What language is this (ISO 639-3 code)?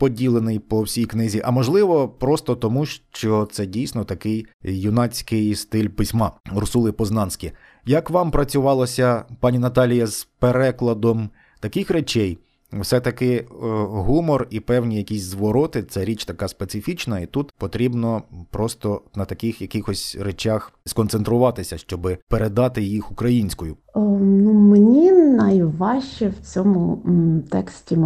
ukr